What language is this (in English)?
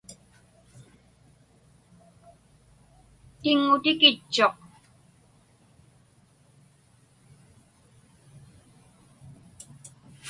Inupiaq